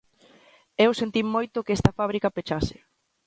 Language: Galician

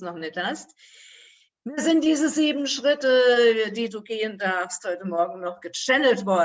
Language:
German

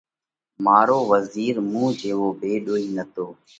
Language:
Parkari Koli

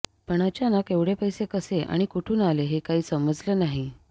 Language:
Marathi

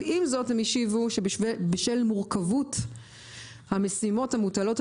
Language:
Hebrew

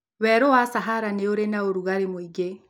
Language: Kikuyu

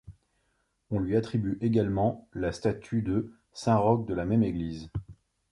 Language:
French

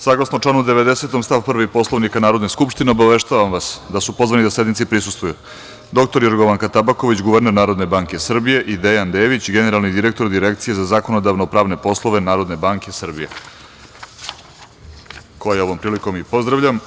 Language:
Serbian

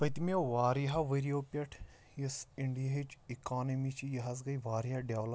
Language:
Kashmiri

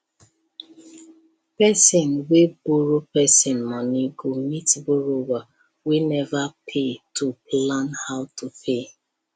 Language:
Nigerian Pidgin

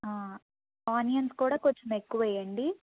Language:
Telugu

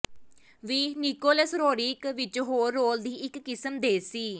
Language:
Punjabi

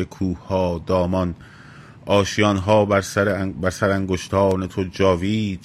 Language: Persian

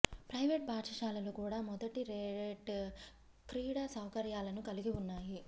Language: Telugu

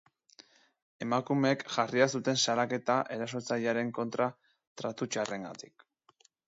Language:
Basque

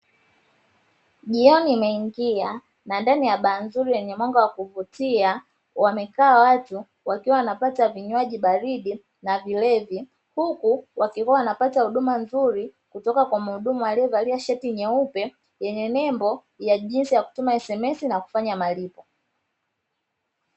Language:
Swahili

